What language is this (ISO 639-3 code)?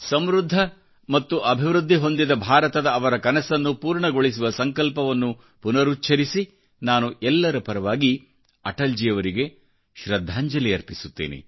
kan